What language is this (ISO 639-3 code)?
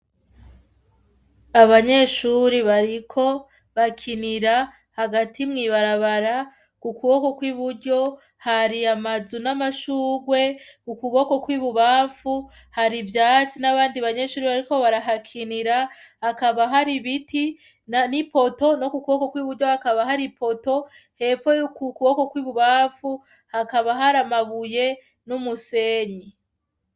run